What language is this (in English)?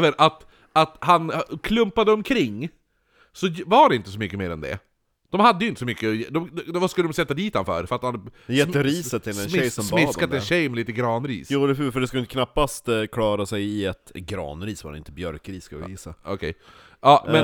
Swedish